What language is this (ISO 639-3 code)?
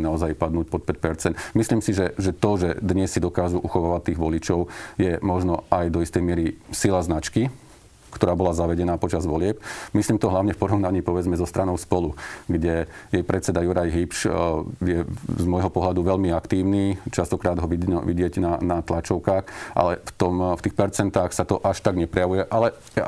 slk